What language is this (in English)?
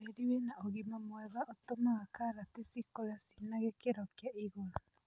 Kikuyu